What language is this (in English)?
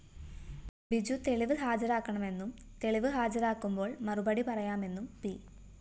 Malayalam